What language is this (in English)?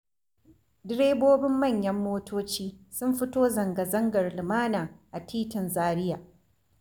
Hausa